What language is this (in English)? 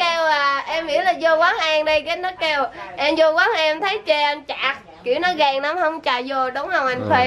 Vietnamese